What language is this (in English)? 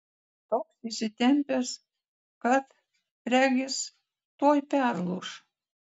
Lithuanian